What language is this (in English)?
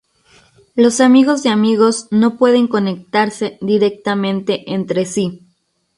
Spanish